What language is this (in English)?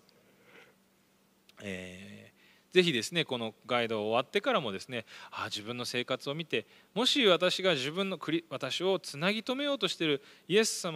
Japanese